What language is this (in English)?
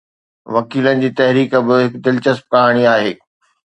Sindhi